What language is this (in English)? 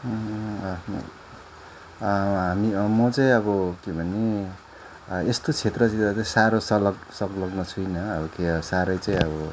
Nepali